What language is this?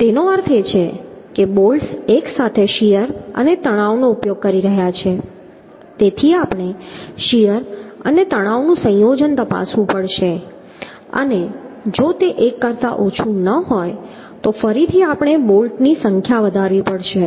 Gujarati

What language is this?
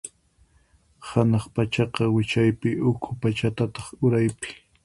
Puno Quechua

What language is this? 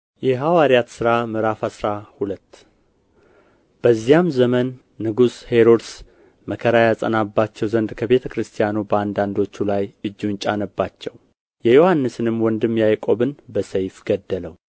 Amharic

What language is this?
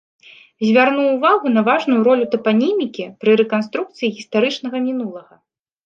Belarusian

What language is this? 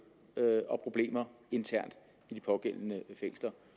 Danish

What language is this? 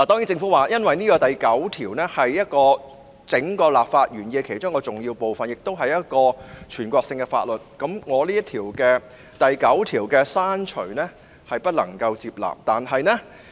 Cantonese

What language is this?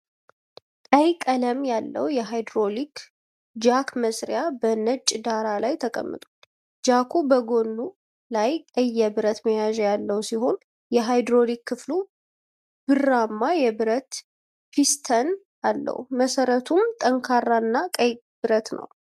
Amharic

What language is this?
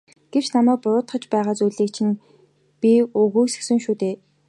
Mongolian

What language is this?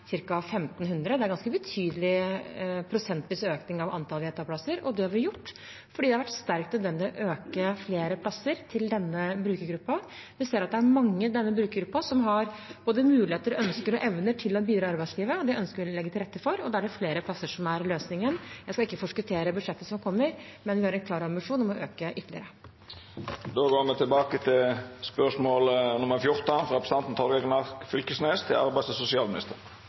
Norwegian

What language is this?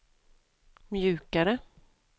Swedish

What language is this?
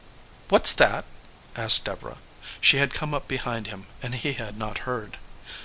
English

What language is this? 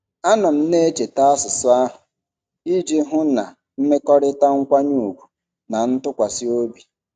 Igbo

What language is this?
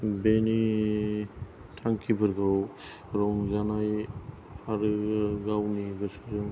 Bodo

